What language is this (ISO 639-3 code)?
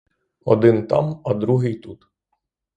ukr